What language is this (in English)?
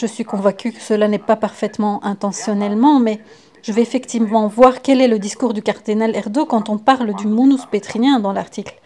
French